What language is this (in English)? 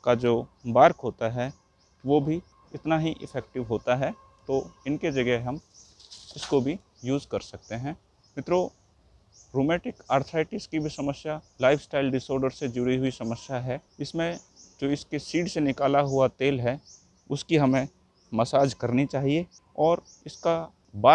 Hindi